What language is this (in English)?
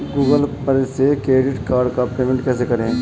Hindi